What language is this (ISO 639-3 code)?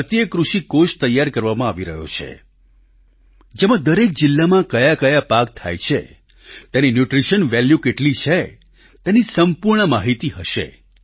guj